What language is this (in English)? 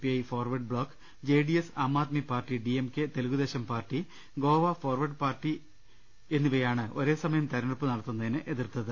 Malayalam